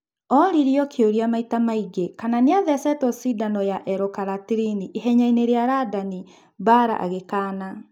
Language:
Kikuyu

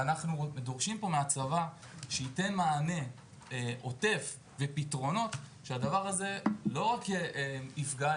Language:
Hebrew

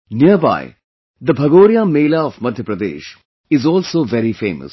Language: English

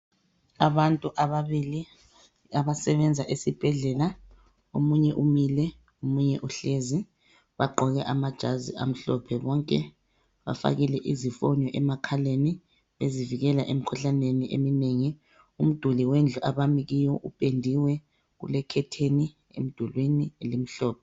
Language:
North Ndebele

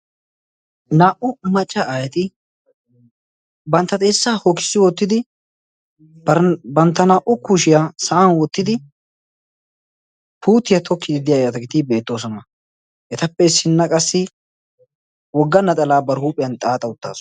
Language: Wolaytta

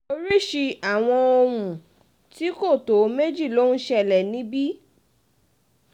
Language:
Yoruba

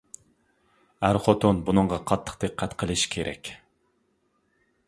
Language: Uyghur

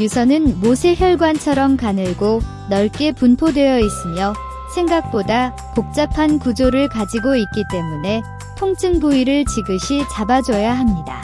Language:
Korean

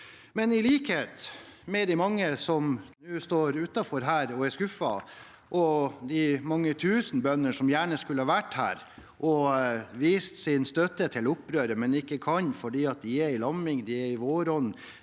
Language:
Norwegian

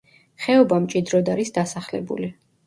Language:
Georgian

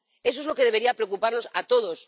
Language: Spanish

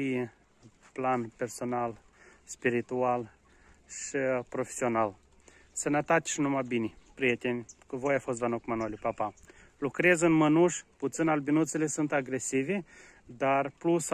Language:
Romanian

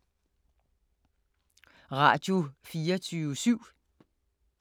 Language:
Danish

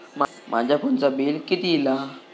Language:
Marathi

